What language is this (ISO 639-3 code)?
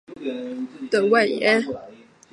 zho